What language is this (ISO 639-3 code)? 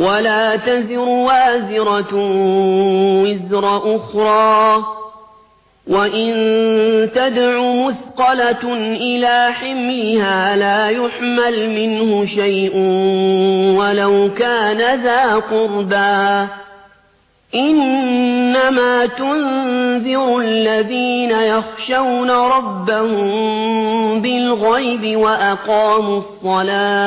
ara